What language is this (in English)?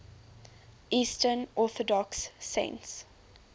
English